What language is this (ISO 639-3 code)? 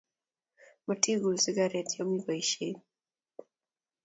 kln